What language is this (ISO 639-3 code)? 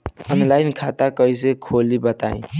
bho